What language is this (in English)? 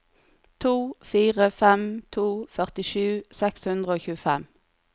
Norwegian